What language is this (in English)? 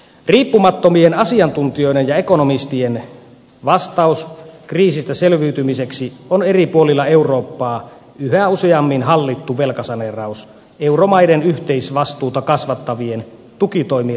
Finnish